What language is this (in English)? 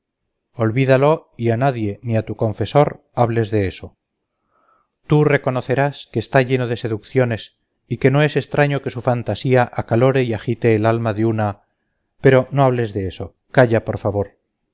Spanish